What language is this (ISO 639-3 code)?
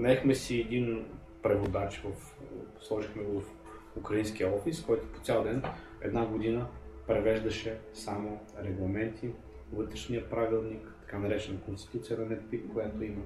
bul